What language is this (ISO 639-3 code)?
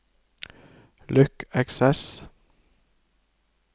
nor